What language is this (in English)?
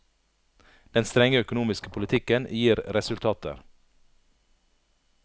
Norwegian